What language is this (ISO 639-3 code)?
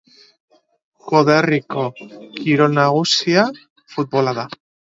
eus